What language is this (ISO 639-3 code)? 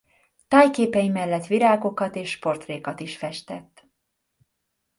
hun